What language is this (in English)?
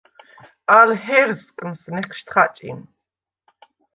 Svan